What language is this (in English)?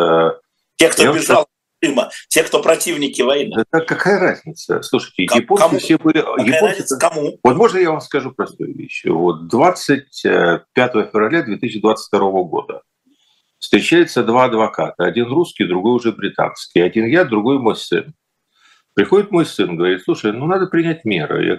Russian